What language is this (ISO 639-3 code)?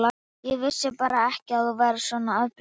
isl